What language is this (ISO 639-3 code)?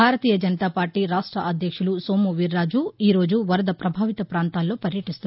tel